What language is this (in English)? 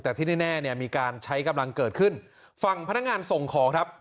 Thai